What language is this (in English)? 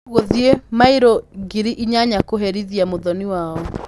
Kikuyu